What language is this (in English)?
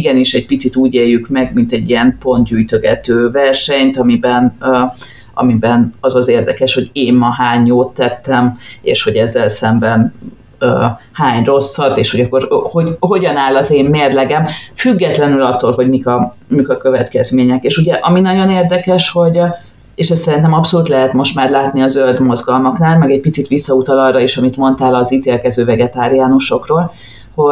Hungarian